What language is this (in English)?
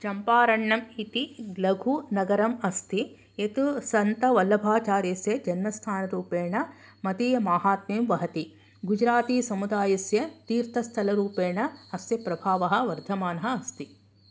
Sanskrit